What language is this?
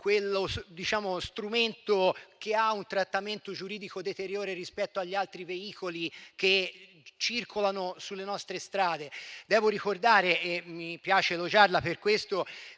Italian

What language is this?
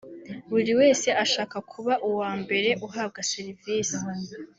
Kinyarwanda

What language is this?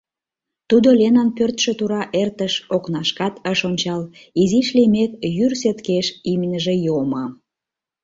Mari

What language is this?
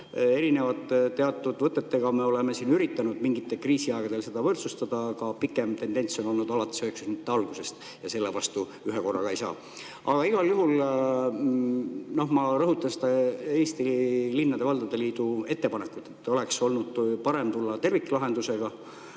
Estonian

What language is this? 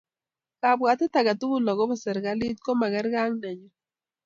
Kalenjin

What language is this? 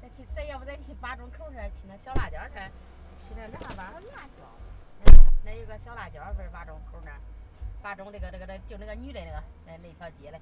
Chinese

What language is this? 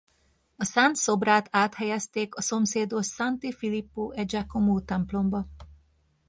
Hungarian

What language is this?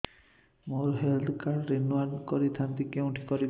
Odia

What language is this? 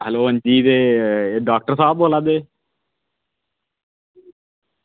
Dogri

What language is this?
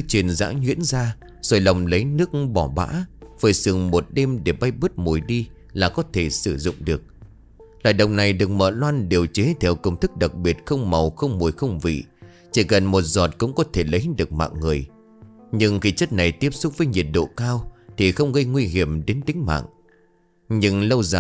Vietnamese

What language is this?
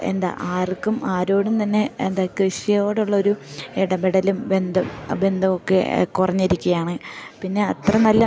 Malayalam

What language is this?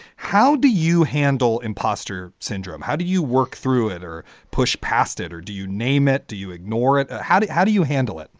English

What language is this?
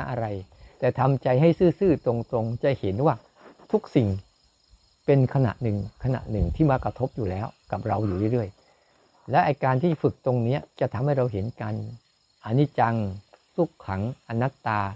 Thai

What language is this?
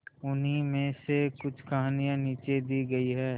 Hindi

